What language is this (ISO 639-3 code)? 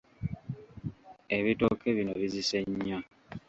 lug